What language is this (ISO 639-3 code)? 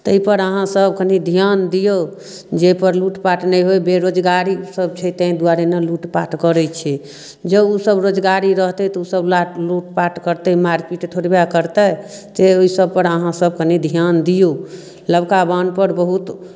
mai